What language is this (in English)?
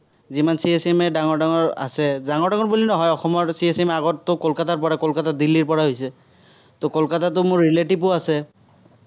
Assamese